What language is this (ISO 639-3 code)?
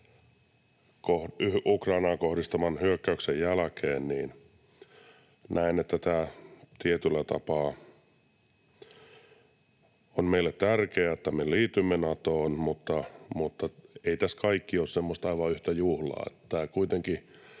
fin